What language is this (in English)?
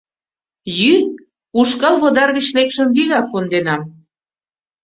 Mari